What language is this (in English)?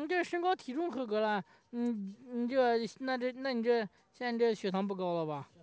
Chinese